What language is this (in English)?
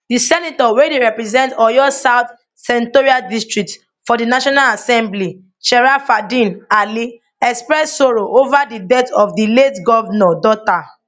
Nigerian Pidgin